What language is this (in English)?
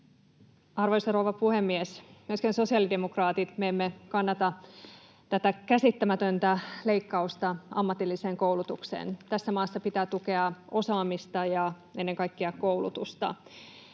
Finnish